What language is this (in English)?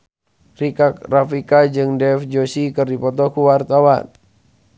Sundanese